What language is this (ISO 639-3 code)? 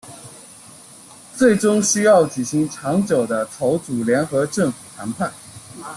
zho